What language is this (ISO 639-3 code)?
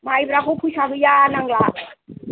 brx